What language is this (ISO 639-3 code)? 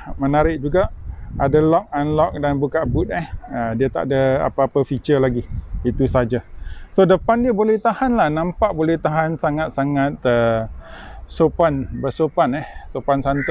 msa